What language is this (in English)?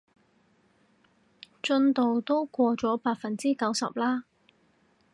Cantonese